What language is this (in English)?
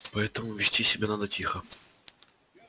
Russian